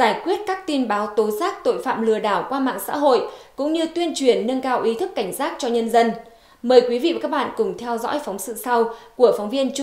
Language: Vietnamese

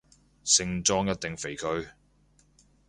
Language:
Cantonese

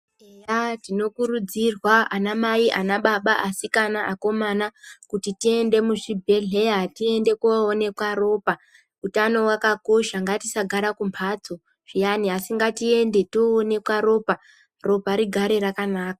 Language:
Ndau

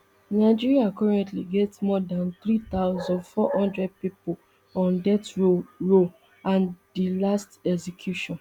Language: Nigerian Pidgin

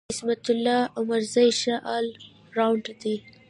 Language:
Pashto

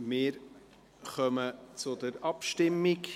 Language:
Swiss German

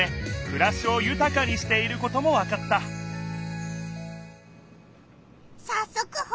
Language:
Japanese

